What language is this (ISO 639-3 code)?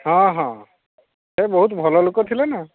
ori